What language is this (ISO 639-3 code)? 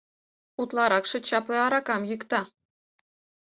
chm